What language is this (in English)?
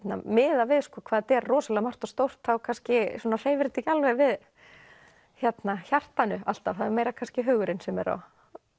Icelandic